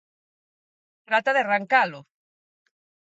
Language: Galician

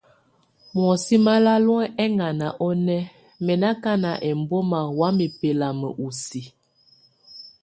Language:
Tunen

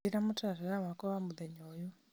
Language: Kikuyu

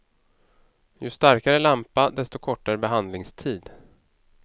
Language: Swedish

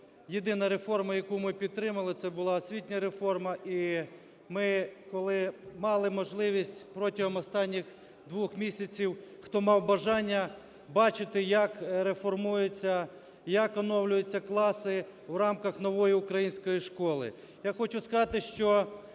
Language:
Ukrainian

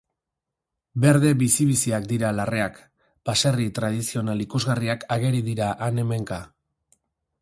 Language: Basque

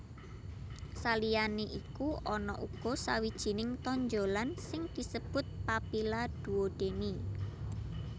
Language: Javanese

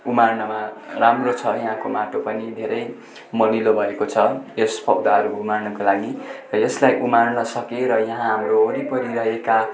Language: Nepali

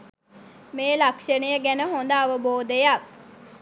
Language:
Sinhala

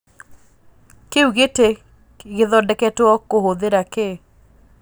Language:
Kikuyu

